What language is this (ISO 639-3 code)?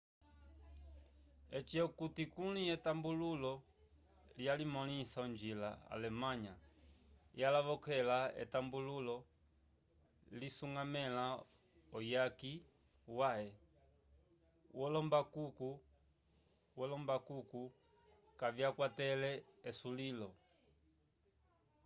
umb